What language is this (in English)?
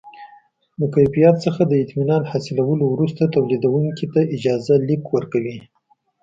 Pashto